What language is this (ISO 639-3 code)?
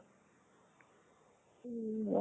asm